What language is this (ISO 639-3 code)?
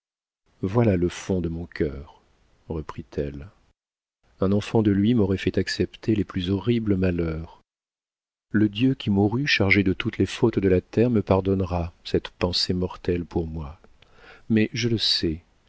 fra